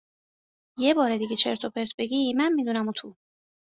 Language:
Persian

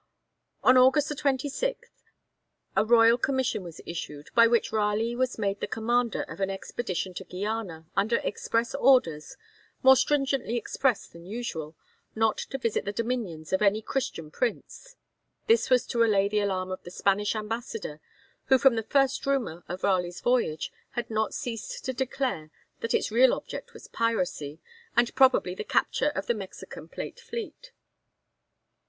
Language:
English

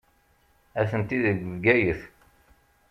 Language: Kabyle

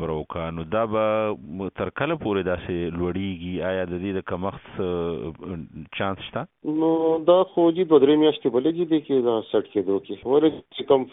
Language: Urdu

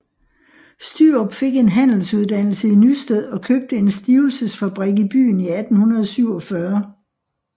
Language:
Danish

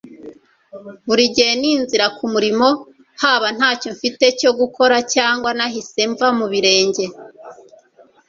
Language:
Kinyarwanda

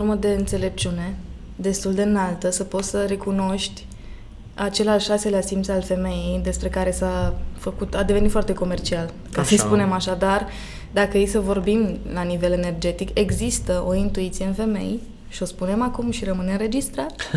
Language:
Romanian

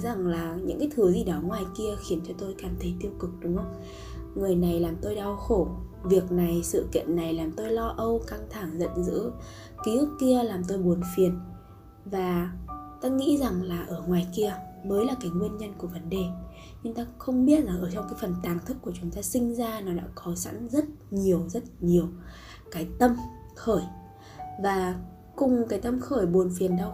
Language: Vietnamese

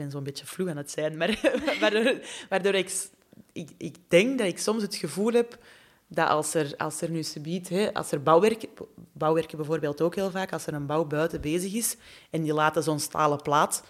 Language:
Dutch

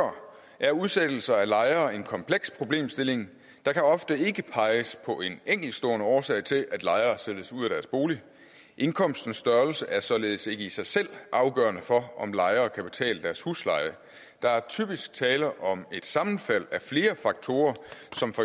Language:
Danish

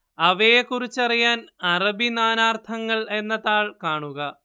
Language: Malayalam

